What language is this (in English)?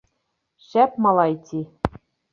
Bashkir